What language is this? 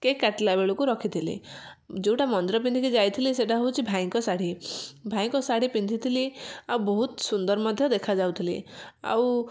Odia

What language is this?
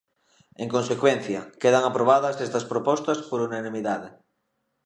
Galician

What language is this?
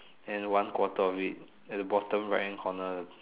English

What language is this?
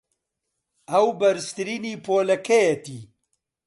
Central Kurdish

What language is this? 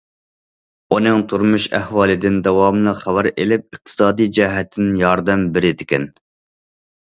Uyghur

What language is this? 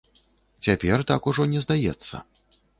Belarusian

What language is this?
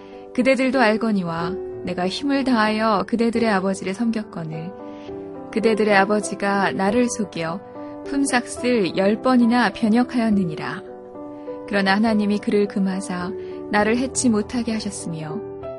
Korean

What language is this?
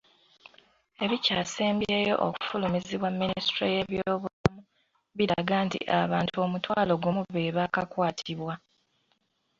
Ganda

